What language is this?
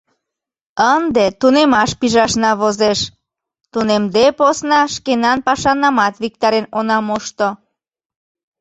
Mari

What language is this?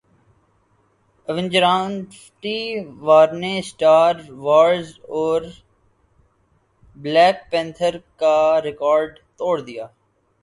Urdu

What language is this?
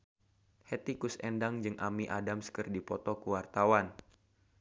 Sundanese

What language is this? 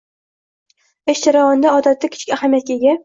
Uzbek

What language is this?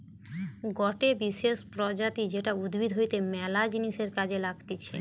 Bangla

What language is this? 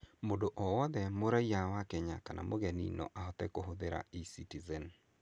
Kikuyu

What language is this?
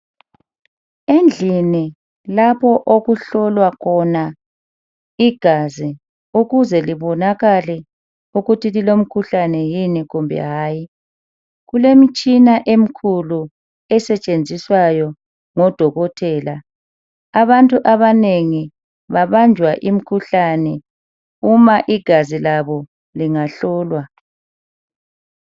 North Ndebele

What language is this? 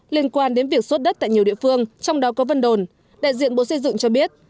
Vietnamese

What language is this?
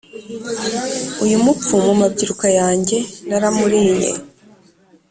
Kinyarwanda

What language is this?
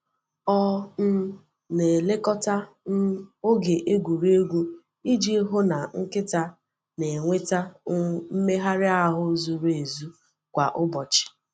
Igbo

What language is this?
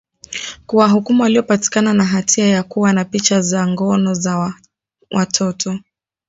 Swahili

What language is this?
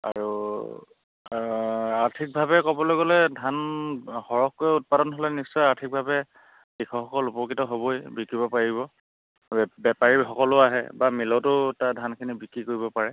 Assamese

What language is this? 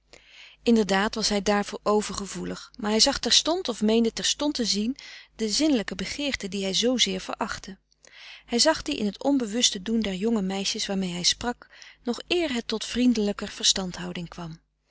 Dutch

